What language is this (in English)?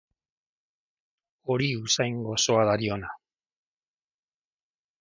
Basque